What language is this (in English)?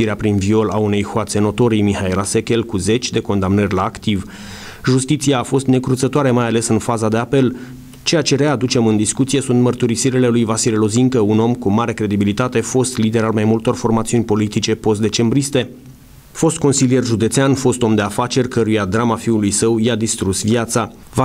Romanian